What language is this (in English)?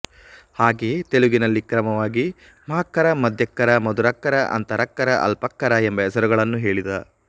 Kannada